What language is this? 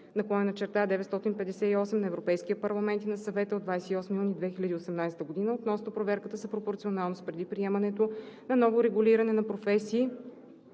Bulgarian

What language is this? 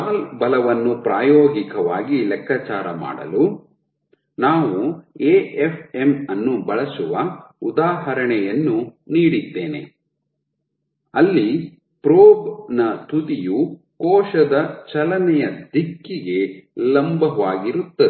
Kannada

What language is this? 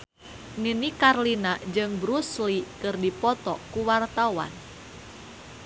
Sundanese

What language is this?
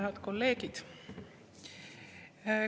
Estonian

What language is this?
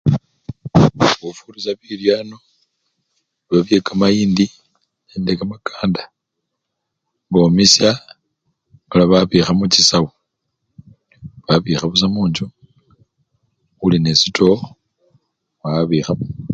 Luyia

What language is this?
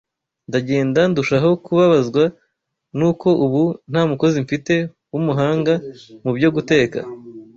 Kinyarwanda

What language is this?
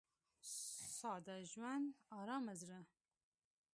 Pashto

